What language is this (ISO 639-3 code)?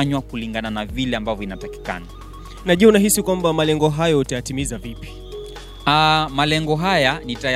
swa